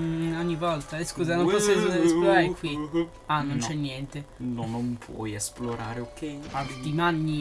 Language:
Italian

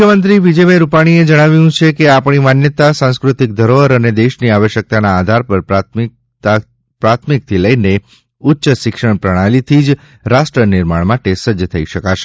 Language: Gujarati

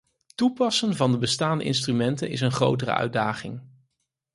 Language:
Dutch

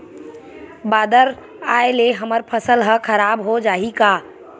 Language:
Chhattisgarhi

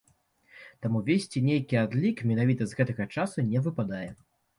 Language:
Belarusian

